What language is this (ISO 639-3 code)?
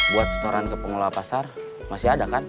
ind